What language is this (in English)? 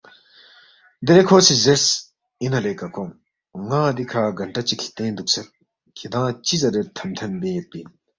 Balti